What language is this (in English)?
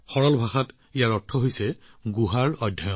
Assamese